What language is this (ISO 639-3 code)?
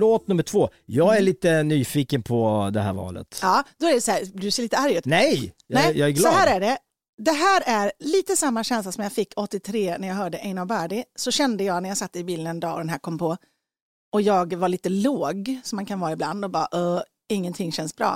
swe